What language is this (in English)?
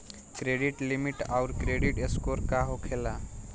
Bhojpuri